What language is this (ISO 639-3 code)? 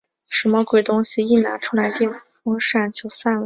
zho